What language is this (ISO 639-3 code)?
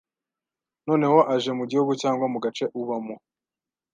kin